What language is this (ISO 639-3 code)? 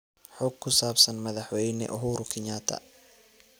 som